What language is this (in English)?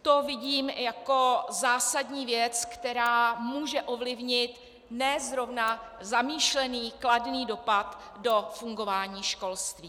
Czech